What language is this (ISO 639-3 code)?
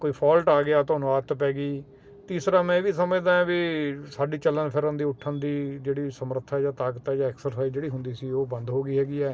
pan